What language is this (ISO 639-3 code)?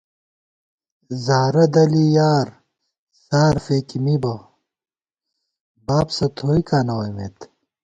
gwt